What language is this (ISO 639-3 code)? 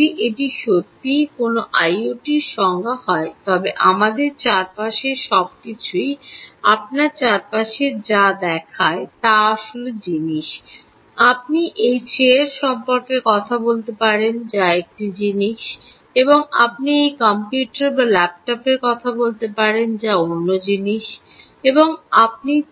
ben